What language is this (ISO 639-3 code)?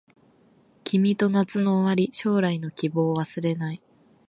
jpn